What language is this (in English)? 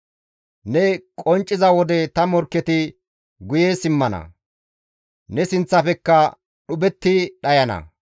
Gamo